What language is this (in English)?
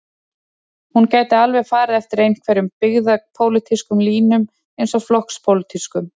Icelandic